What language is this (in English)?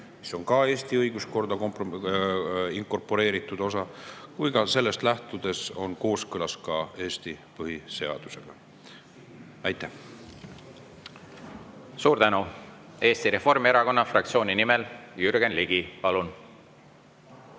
Estonian